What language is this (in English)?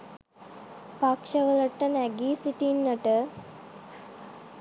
Sinhala